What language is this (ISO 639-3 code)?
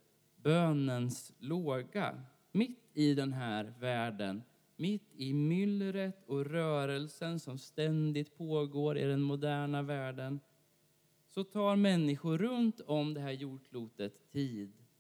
swe